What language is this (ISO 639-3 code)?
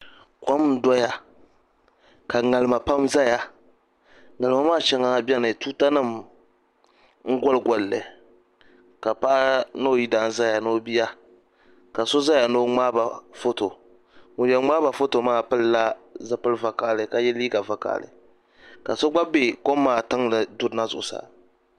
dag